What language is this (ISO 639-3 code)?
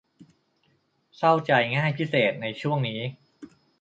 tha